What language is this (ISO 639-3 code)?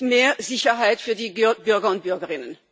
deu